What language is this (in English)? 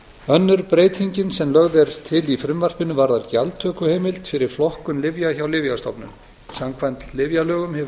Icelandic